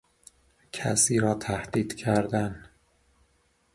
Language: Persian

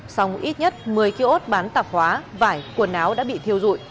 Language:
Vietnamese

